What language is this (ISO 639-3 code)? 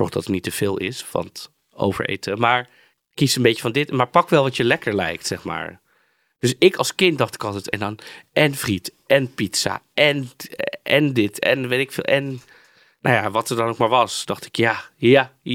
nld